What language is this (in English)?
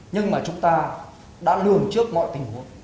Vietnamese